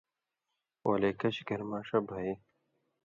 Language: Indus Kohistani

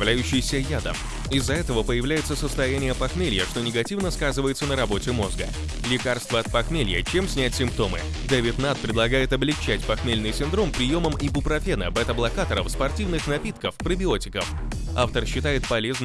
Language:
Russian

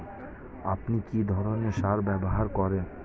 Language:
Bangla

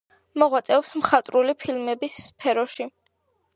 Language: Georgian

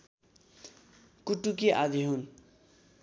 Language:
Nepali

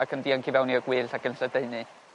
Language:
Welsh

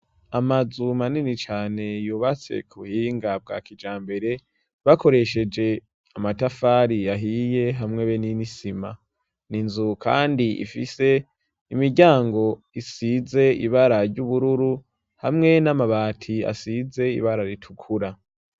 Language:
Rundi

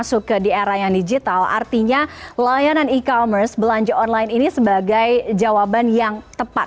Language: Indonesian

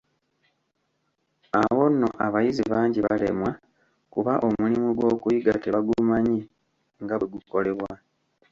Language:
Ganda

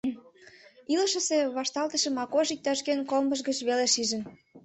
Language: Mari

